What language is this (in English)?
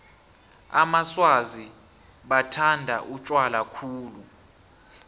South Ndebele